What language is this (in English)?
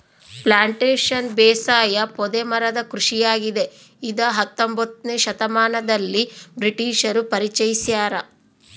Kannada